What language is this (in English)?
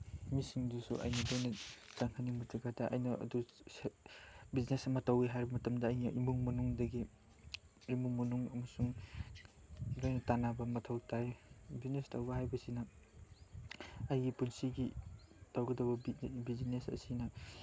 Manipuri